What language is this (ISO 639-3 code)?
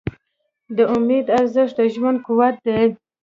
pus